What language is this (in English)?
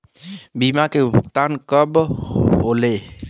Bhojpuri